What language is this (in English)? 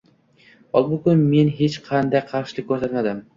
Uzbek